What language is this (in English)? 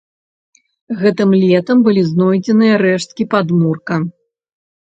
Belarusian